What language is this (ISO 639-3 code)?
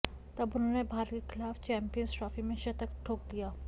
hin